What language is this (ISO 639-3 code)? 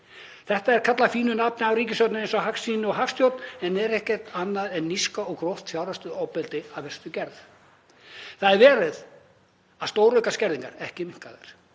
isl